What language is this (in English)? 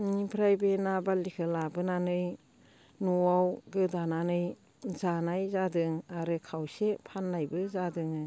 Bodo